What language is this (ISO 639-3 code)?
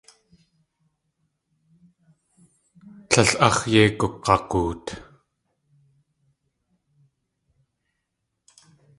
tli